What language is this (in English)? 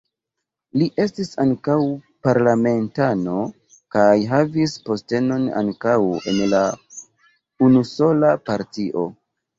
Esperanto